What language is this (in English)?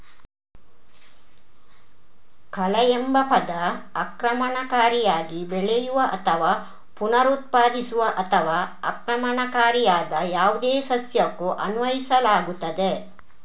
Kannada